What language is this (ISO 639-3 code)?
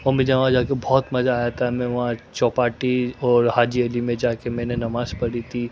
urd